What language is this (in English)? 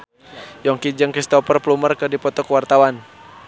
Sundanese